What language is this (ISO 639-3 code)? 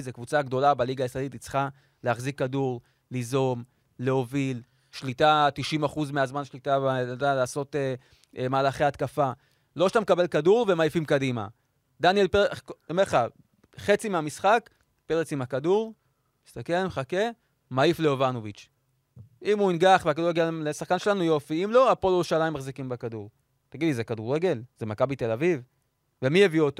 heb